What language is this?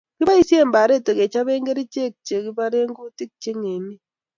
Kalenjin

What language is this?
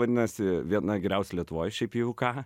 Lithuanian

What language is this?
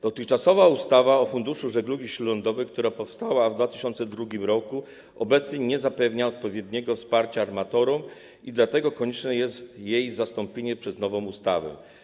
Polish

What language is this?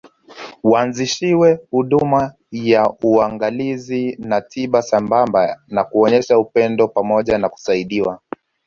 Swahili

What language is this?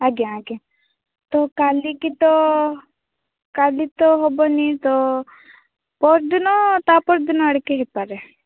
Odia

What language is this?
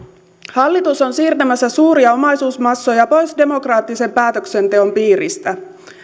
Finnish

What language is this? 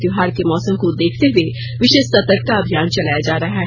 Hindi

